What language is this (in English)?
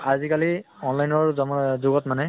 Assamese